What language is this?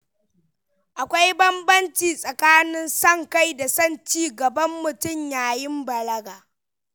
Hausa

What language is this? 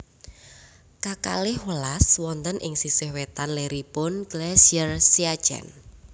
Javanese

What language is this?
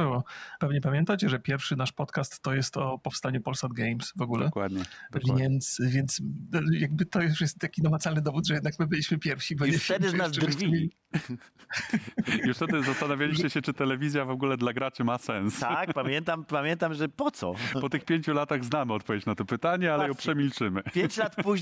Polish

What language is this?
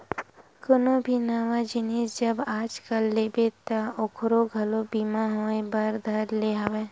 Chhattisgarhi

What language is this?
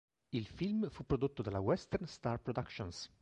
Italian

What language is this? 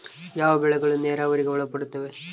Kannada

